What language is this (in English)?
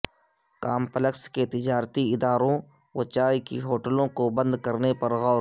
Urdu